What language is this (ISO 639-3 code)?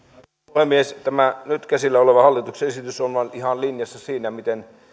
fin